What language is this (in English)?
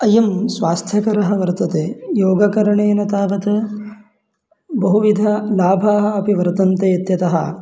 Sanskrit